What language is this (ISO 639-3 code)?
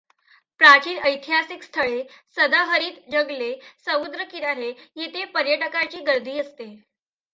mar